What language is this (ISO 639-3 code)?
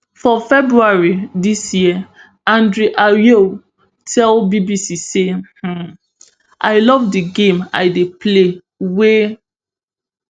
pcm